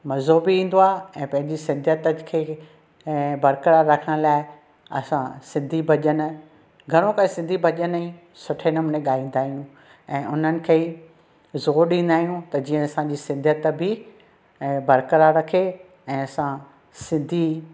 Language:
Sindhi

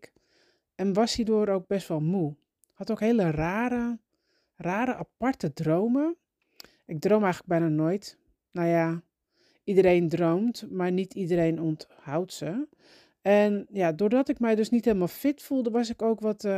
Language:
Dutch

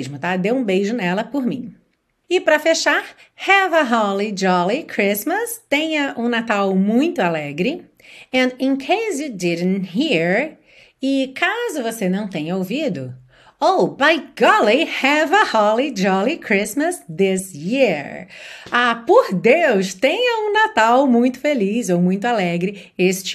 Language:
Portuguese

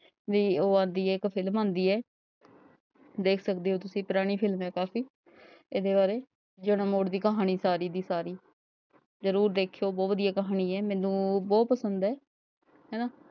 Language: Punjabi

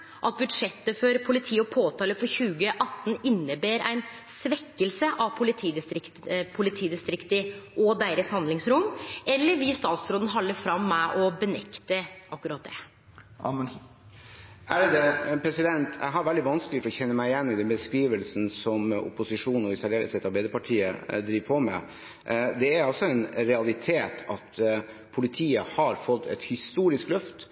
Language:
Norwegian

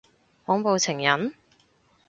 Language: Cantonese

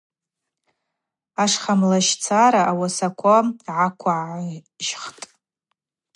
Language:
Abaza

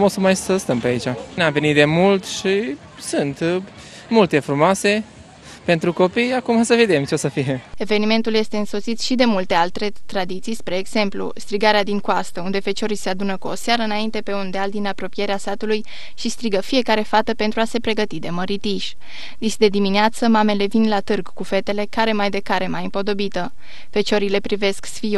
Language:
Romanian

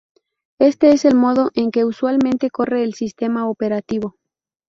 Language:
Spanish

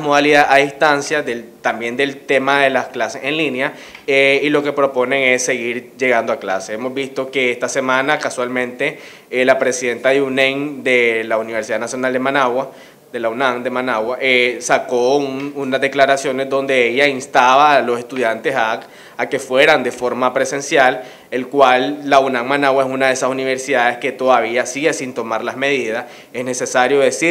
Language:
Spanish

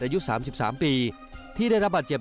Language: Thai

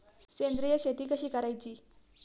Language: Marathi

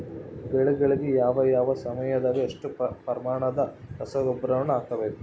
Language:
Kannada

